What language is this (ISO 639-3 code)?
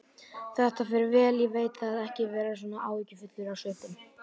isl